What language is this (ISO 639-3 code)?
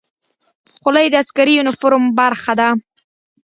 pus